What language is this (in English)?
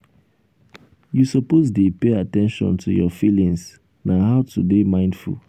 Nigerian Pidgin